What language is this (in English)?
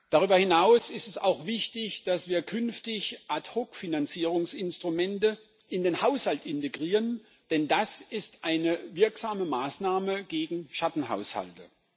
German